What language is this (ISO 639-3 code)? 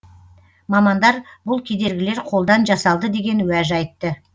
kaz